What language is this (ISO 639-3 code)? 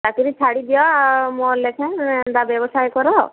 ori